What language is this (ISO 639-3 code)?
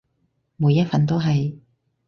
yue